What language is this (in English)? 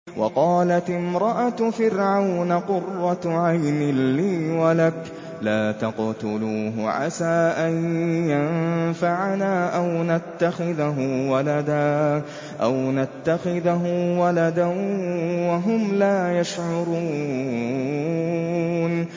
Arabic